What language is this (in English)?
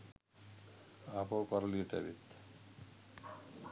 Sinhala